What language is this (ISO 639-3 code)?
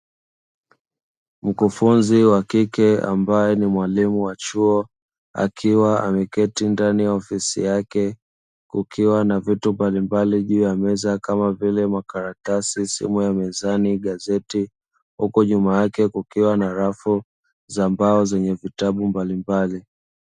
swa